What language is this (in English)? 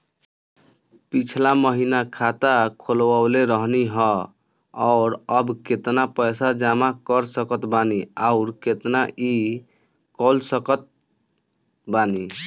Bhojpuri